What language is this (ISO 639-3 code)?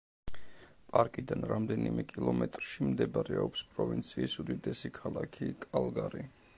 kat